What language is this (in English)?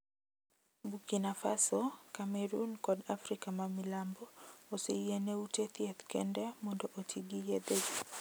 Luo (Kenya and Tanzania)